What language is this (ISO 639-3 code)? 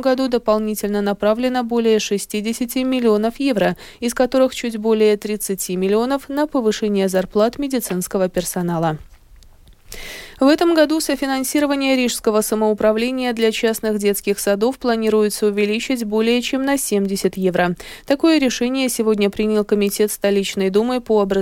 rus